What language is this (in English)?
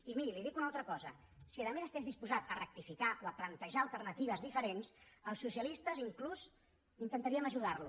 Catalan